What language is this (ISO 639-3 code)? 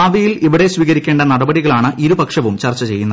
mal